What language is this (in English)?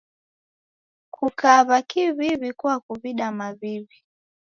Taita